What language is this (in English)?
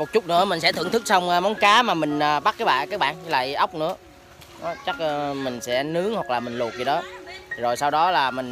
Vietnamese